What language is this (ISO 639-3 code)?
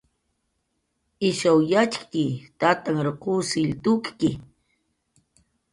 jqr